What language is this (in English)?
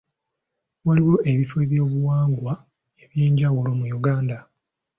Ganda